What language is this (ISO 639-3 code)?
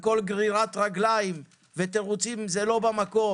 heb